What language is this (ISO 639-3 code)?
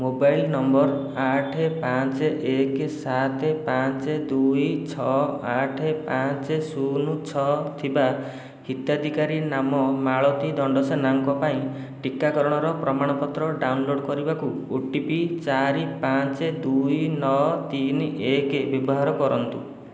ori